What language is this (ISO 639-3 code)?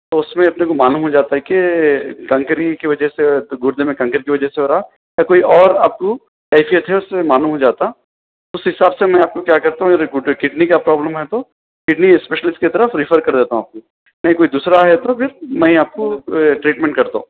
urd